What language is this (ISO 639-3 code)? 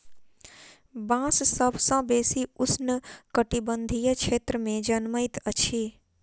mai